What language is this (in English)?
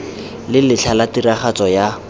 Tswana